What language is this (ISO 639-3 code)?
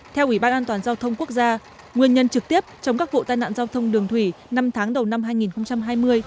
vie